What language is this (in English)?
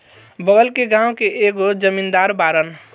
Bhojpuri